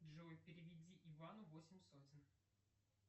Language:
Russian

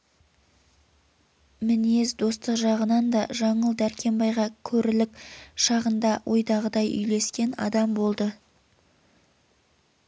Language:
Kazakh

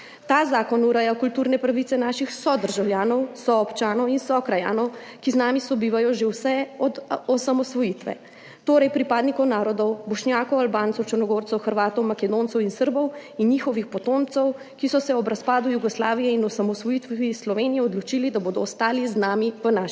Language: Slovenian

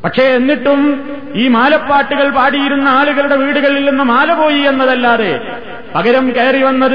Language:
Malayalam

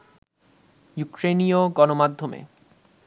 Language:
Bangla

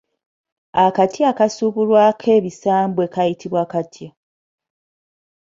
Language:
Ganda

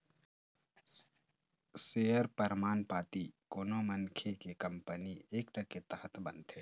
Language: Chhattisgarhi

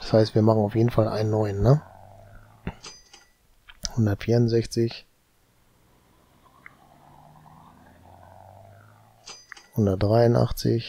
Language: German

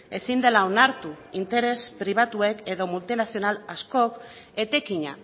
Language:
Basque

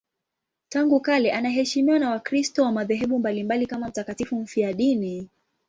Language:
Swahili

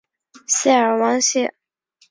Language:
Chinese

